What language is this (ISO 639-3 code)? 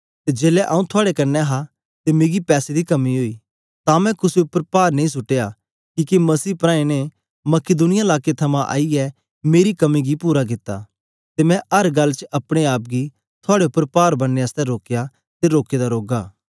doi